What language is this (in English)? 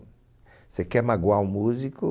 Portuguese